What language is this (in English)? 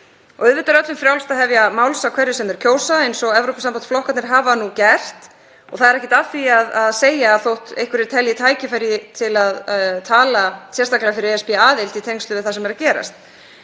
Icelandic